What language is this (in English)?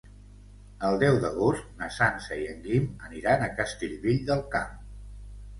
Catalan